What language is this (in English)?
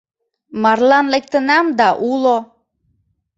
Mari